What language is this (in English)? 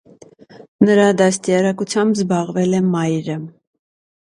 Armenian